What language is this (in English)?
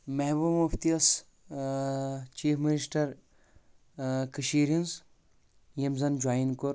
Kashmiri